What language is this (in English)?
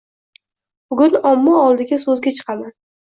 Uzbek